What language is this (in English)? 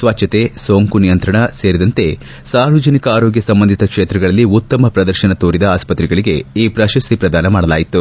Kannada